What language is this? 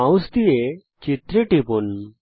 Bangla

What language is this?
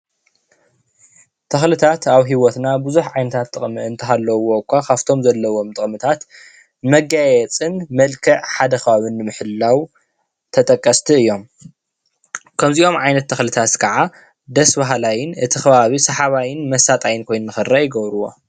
Tigrinya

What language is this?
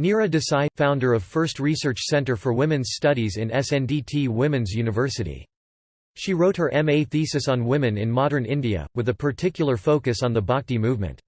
English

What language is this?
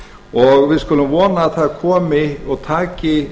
Icelandic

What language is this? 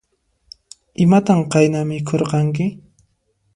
Puno Quechua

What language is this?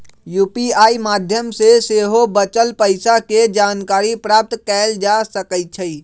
Magahi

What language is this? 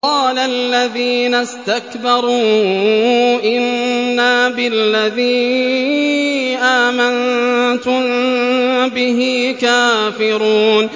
Arabic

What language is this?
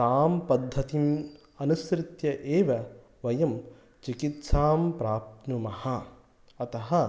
Sanskrit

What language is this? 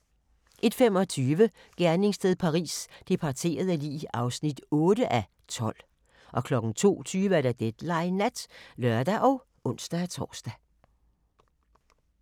Danish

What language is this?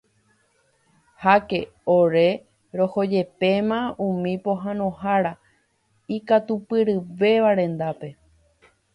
Guarani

